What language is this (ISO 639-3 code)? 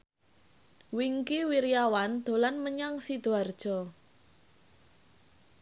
jav